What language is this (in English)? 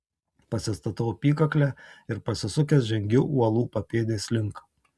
Lithuanian